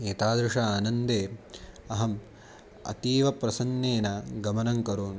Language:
Sanskrit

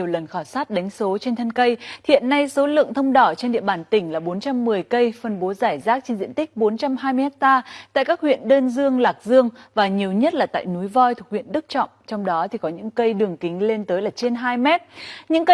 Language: Vietnamese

